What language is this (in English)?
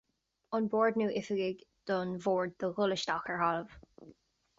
Irish